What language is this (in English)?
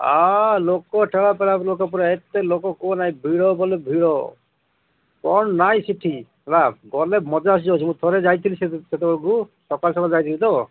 Odia